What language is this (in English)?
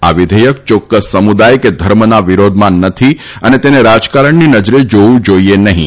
Gujarati